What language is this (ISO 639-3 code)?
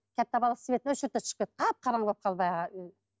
kaz